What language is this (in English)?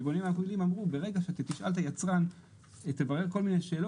Hebrew